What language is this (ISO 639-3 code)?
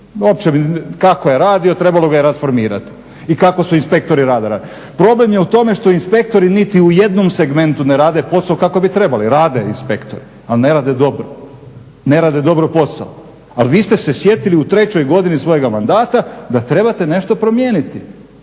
hrv